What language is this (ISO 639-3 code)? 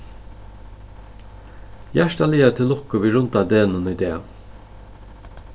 fao